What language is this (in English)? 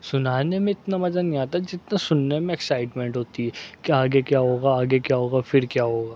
Urdu